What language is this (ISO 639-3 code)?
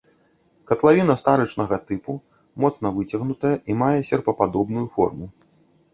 bel